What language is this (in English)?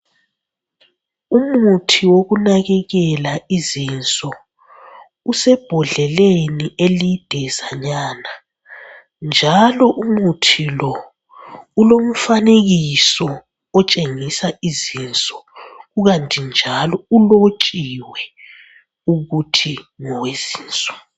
North Ndebele